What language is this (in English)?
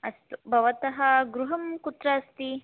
Sanskrit